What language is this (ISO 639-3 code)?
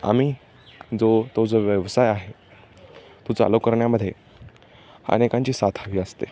mar